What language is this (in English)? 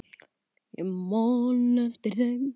Icelandic